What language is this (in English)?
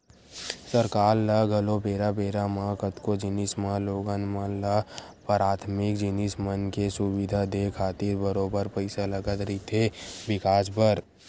Chhattisgarhi